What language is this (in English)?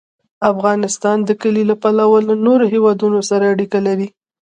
Pashto